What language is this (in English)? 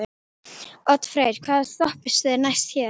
Icelandic